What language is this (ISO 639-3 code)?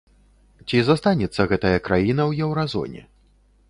bel